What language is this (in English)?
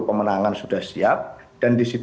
Indonesian